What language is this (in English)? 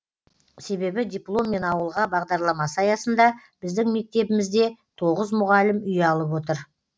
Kazakh